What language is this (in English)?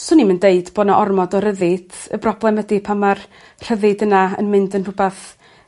Welsh